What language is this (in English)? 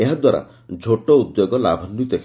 Odia